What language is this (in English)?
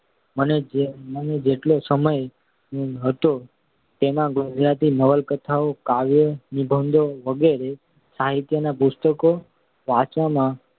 Gujarati